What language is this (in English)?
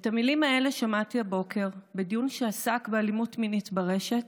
Hebrew